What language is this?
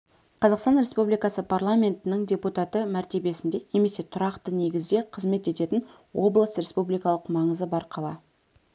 Kazakh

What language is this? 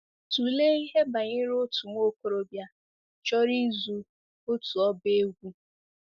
Igbo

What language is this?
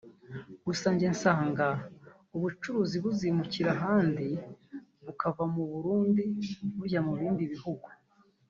Kinyarwanda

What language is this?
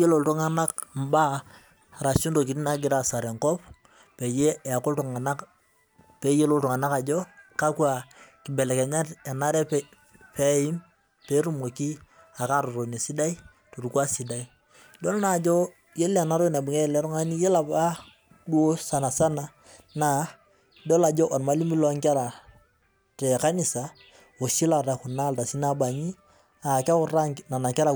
Masai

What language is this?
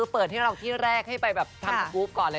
Thai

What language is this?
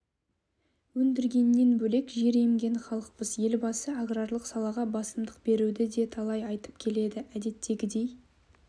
Kazakh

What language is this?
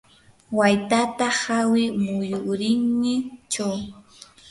Yanahuanca Pasco Quechua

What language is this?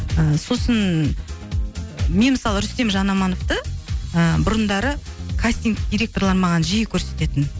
Kazakh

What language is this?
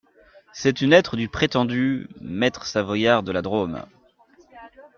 French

